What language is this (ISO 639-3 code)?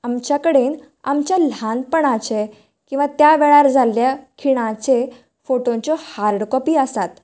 kok